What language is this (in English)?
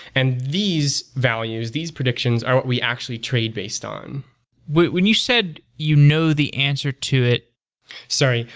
English